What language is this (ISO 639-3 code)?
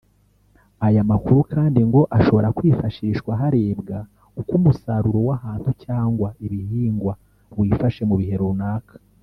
kin